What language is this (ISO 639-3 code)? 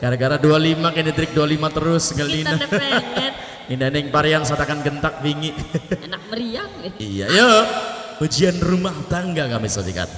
ind